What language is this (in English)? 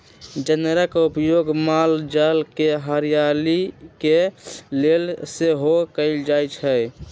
Magahi